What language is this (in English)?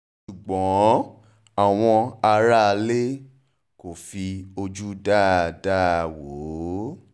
Yoruba